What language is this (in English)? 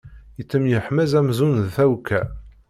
Kabyle